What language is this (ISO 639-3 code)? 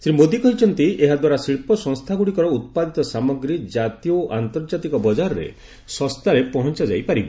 ori